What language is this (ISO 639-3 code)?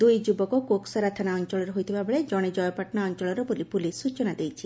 ori